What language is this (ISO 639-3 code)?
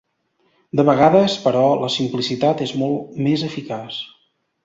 cat